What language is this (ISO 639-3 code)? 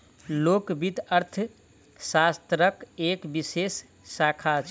mai